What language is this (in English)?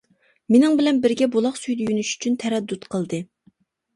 Uyghur